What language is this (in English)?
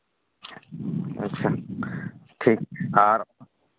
Santali